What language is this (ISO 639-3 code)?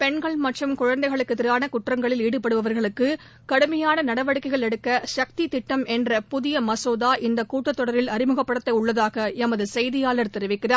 tam